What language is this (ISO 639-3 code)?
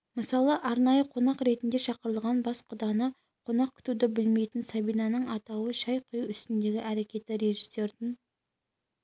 kaz